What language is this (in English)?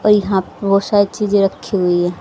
Hindi